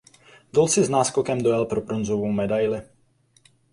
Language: Czech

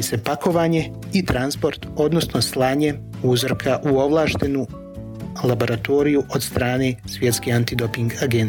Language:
Croatian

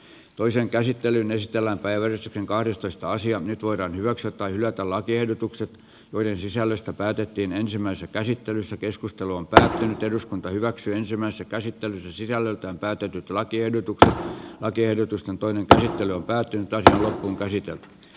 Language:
Finnish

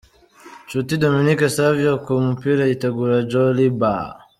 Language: Kinyarwanda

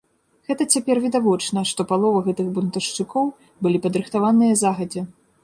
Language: Belarusian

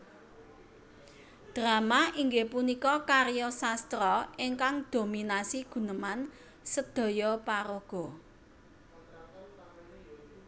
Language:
Javanese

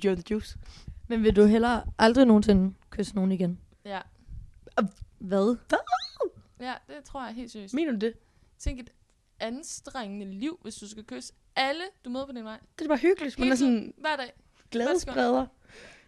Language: Danish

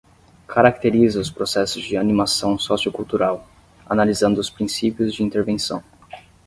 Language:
Portuguese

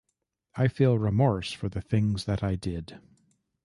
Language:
English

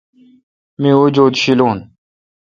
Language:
Kalkoti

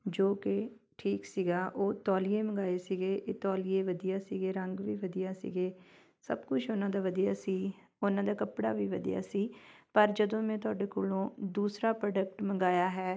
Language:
Punjabi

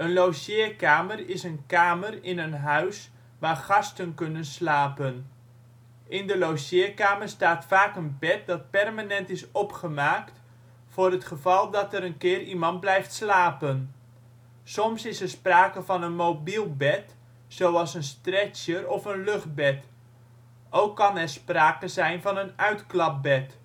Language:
Dutch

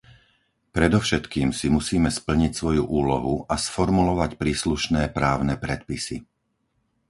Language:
Slovak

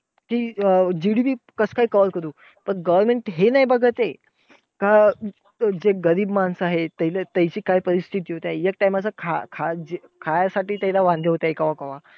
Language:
Marathi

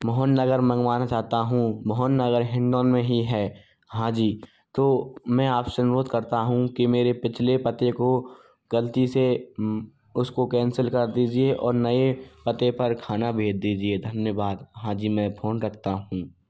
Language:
Hindi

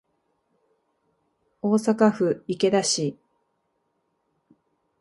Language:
Japanese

